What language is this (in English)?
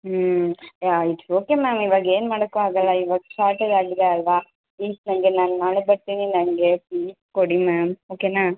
Kannada